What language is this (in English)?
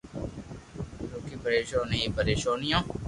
Loarki